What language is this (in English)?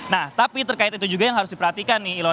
Indonesian